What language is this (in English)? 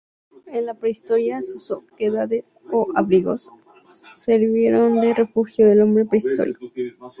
Spanish